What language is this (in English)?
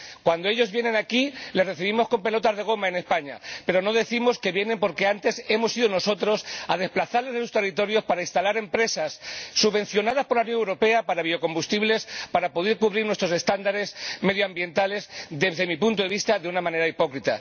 Spanish